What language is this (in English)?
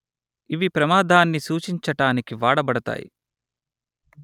Telugu